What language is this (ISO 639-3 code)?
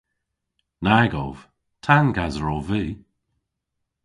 cor